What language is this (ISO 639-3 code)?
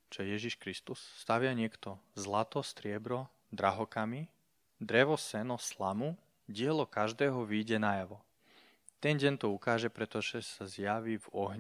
slk